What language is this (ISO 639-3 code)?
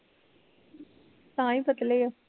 pan